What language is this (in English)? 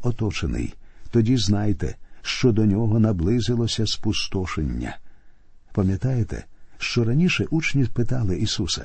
Ukrainian